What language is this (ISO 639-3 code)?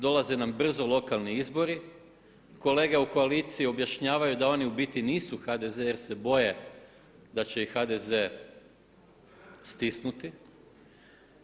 hrv